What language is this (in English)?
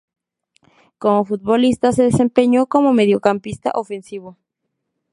Spanish